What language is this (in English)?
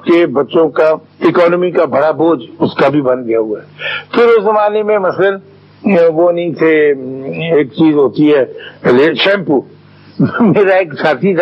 Urdu